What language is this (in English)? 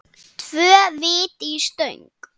Icelandic